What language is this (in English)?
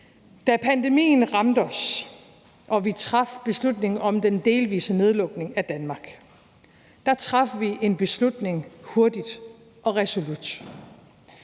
Danish